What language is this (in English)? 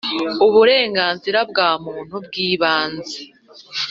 Kinyarwanda